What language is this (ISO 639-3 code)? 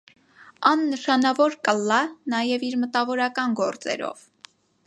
hye